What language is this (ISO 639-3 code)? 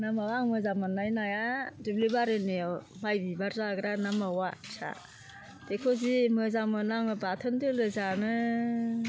brx